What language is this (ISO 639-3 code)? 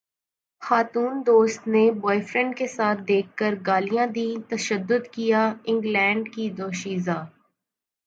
urd